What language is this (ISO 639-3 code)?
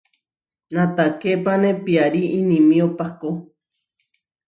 var